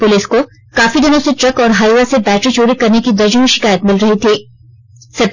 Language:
Hindi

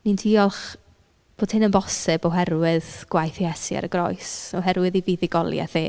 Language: Welsh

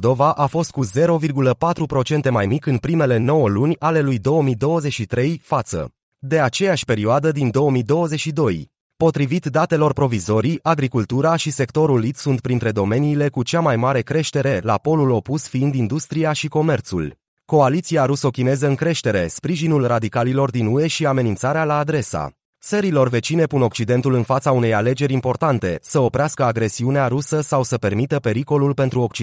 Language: Romanian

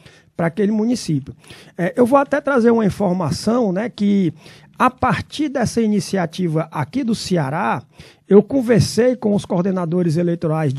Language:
Portuguese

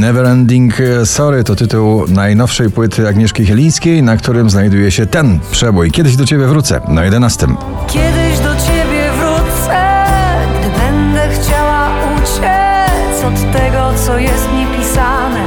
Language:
Polish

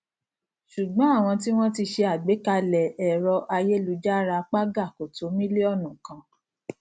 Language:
Yoruba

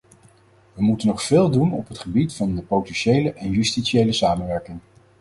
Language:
Dutch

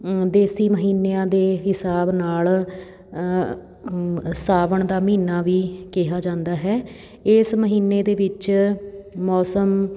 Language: Punjabi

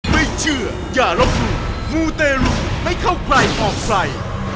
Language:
Thai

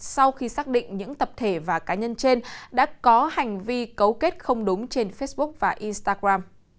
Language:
Vietnamese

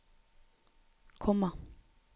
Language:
Norwegian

